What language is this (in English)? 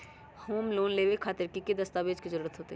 Magahi